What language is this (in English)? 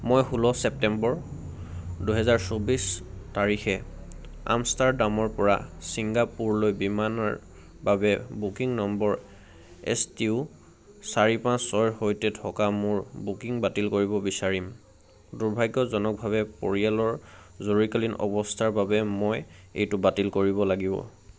Assamese